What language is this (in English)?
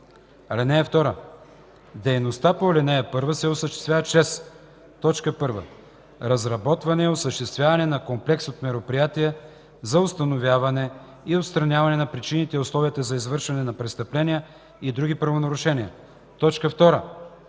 Bulgarian